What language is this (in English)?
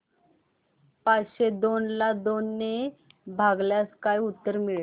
Marathi